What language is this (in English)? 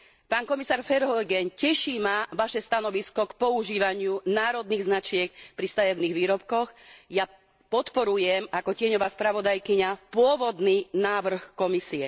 Slovak